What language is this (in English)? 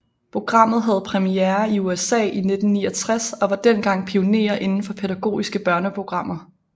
Danish